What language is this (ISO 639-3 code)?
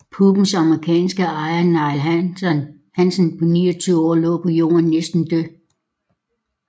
dan